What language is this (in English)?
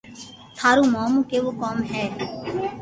Loarki